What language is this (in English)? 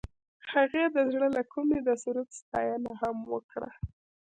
Pashto